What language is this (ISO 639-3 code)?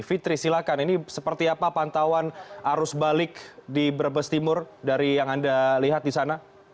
ind